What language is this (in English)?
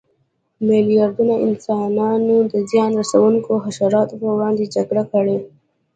Pashto